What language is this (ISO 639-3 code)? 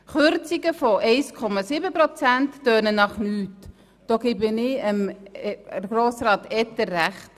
gsw